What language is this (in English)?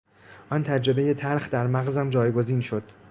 Persian